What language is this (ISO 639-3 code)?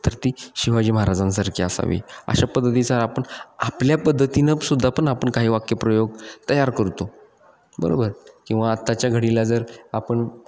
mar